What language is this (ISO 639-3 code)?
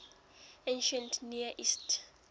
sot